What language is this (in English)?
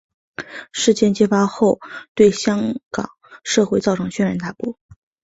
Chinese